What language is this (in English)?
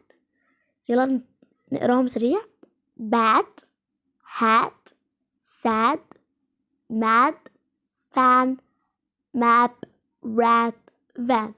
Arabic